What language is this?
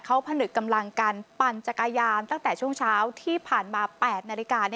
Thai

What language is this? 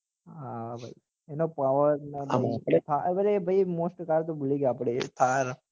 Gujarati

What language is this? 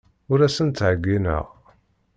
Kabyle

